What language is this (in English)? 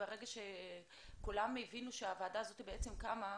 Hebrew